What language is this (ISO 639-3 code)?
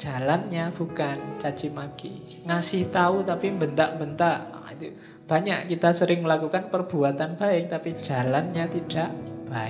ind